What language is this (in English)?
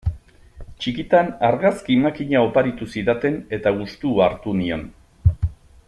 Basque